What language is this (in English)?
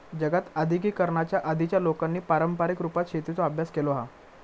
Marathi